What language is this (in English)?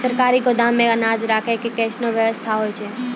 Maithili